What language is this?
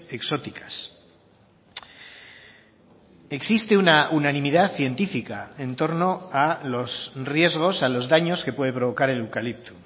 Spanish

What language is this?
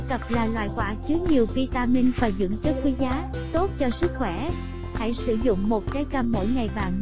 Vietnamese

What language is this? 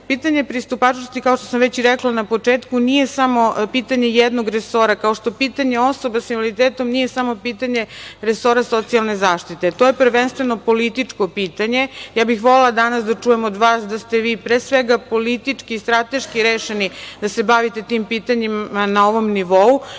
Serbian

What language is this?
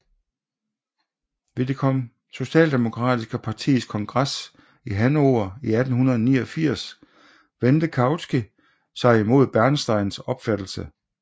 Danish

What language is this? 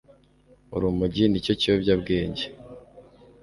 Kinyarwanda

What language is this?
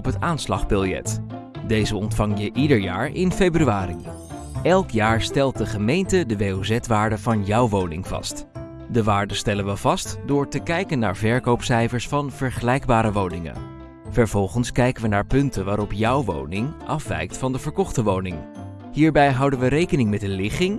Dutch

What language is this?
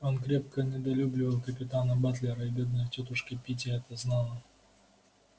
Russian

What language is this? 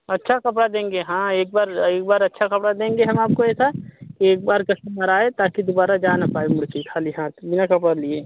Hindi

